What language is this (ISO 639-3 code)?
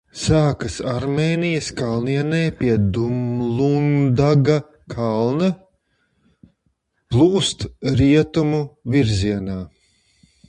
lav